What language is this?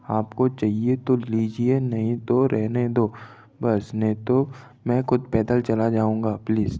Hindi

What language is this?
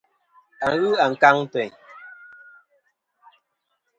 Kom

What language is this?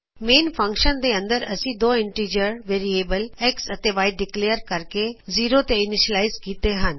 Punjabi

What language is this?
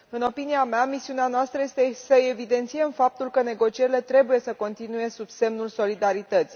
Romanian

